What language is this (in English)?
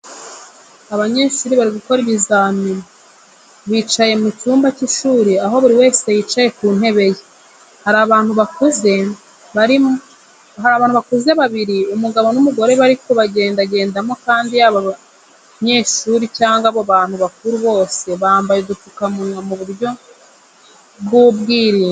Kinyarwanda